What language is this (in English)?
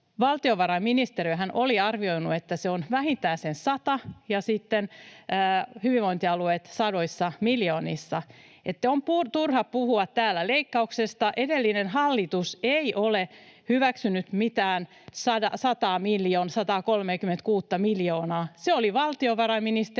Finnish